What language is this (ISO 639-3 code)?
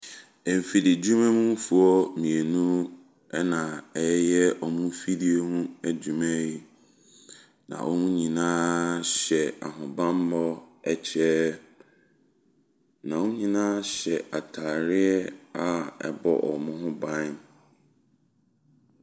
aka